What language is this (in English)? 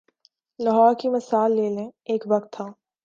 Urdu